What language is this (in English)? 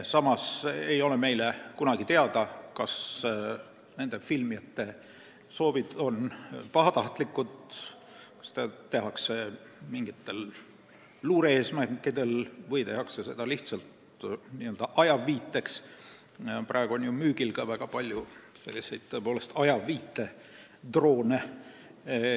Estonian